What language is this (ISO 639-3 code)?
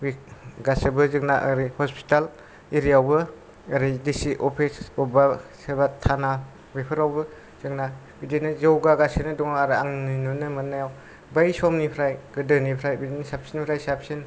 brx